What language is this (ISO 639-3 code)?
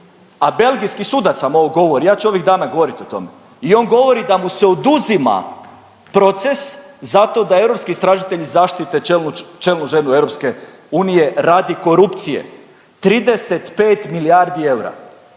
hrv